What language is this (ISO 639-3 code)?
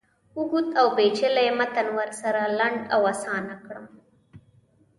pus